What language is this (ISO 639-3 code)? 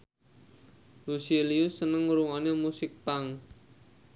jav